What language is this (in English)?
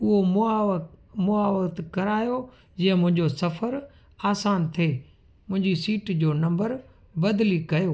Sindhi